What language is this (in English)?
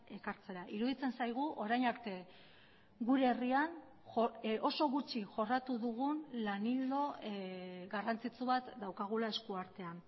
Basque